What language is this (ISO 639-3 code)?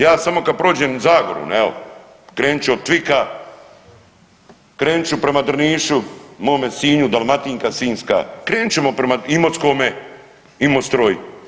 hrv